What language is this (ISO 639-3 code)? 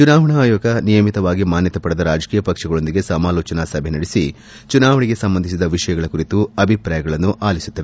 kan